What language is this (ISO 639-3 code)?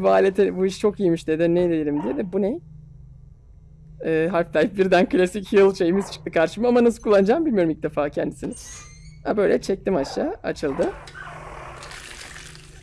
tur